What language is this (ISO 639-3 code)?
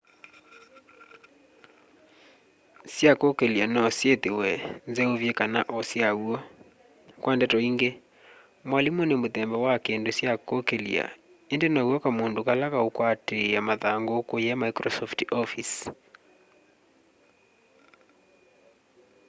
kam